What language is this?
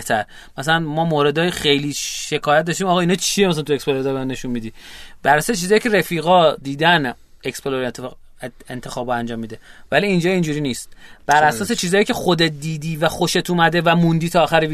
Persian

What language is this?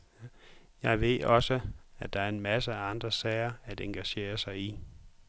Danish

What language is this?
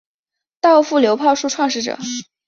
Chinese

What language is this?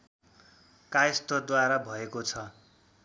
Nepali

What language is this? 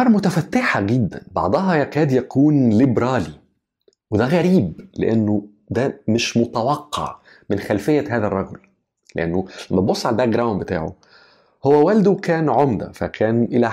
Arabic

